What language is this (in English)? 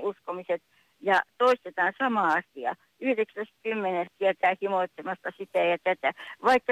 Finnish